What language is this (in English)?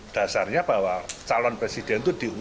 Indonesian